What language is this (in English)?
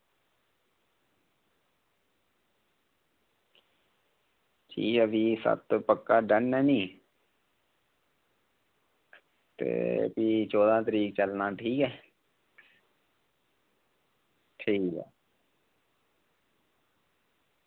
Dogri